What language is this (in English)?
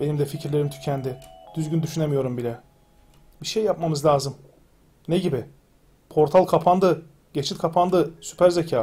Turkish